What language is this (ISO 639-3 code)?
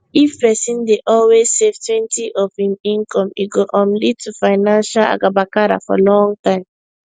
pcm